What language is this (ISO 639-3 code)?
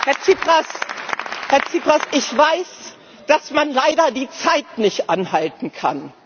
deu